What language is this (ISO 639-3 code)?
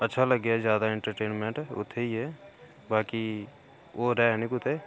doi